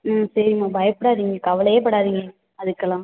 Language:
Tamil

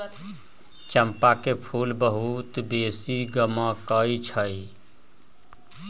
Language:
Magahi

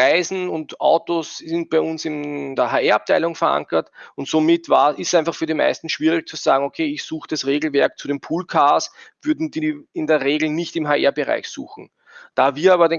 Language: German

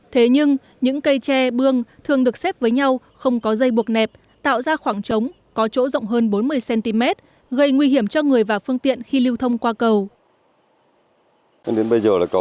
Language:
Vietnamese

